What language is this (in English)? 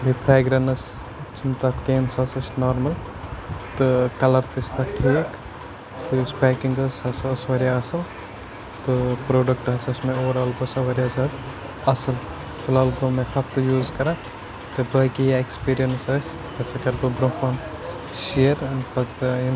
Kashmiri